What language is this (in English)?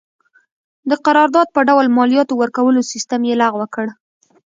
Pashto